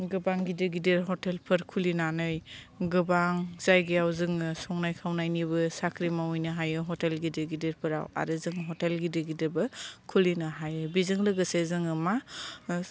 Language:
Bodo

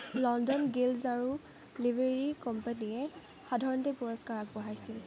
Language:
Assamese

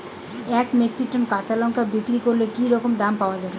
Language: Bangla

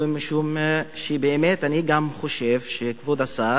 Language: Hebrew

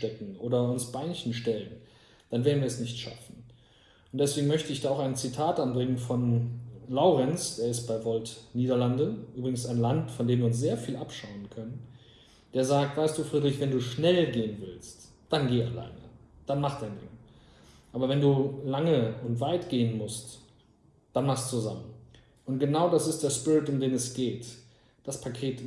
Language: German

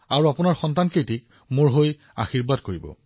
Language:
Assamese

